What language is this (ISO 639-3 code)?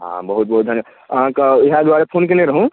mai